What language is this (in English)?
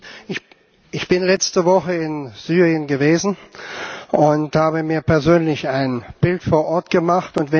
German